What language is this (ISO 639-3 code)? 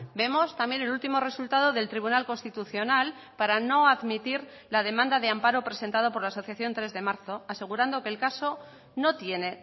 spa